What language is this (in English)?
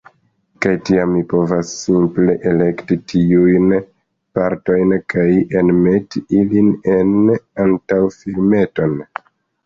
Esperanto